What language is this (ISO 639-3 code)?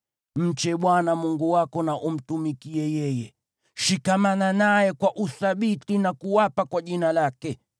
swa